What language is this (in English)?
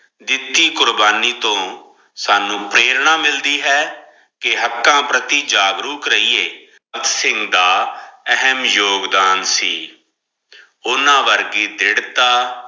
Punjabi